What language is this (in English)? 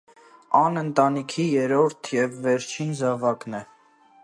Armenian